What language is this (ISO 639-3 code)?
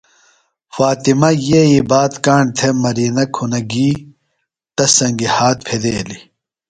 phl